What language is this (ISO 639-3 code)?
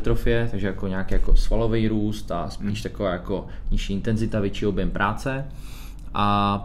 ces